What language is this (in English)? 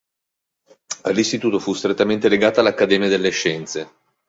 Italian